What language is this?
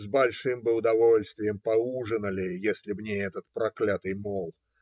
Russian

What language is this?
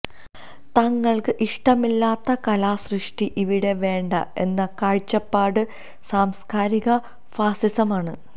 Malayalam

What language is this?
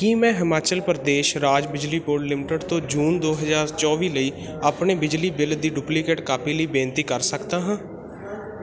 Punjabi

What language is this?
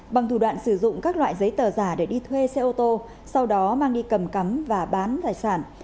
Vietnamese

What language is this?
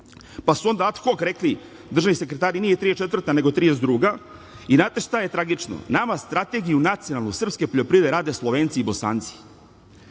Serbian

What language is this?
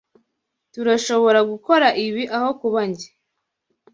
Kinyarwanda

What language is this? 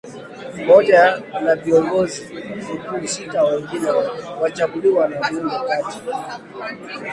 Swahili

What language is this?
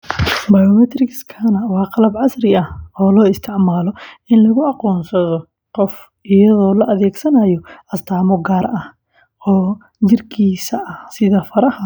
Somali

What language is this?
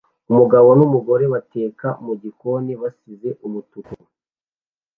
Kinyarwanda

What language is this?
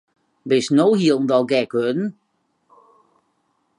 Western Frisian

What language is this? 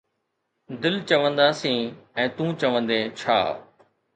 Sindhi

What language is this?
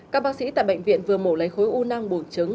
Vietnamese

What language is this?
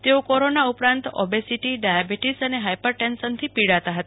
Gujarati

